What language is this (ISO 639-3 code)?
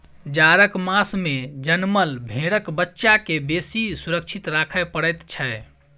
mai